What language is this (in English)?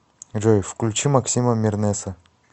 Russian